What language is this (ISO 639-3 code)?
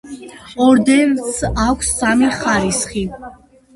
kat